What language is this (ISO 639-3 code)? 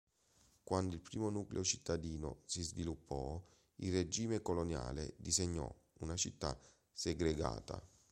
ita